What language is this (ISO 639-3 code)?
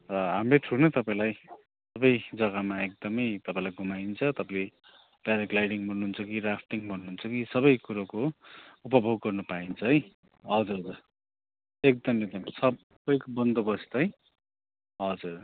nep